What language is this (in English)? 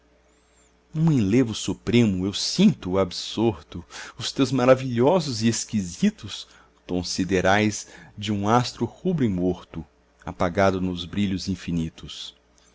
Portuguese